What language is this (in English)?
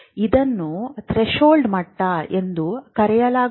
Kannada